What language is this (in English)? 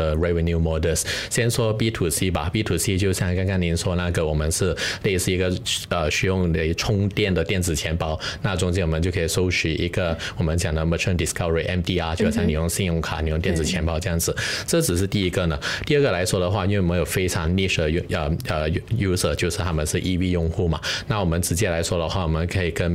Chinese